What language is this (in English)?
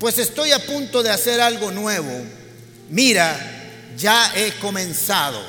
Spanish